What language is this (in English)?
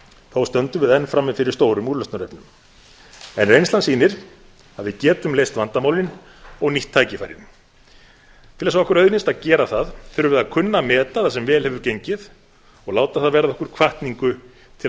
Icelandic